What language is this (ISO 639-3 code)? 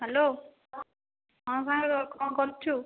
ori